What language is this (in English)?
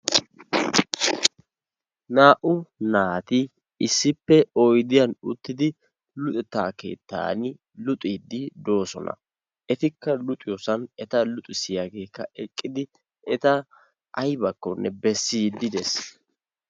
Wolaytta